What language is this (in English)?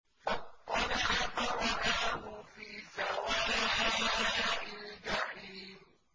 Arabic